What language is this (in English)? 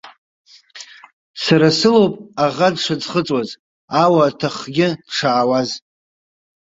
Abkhazian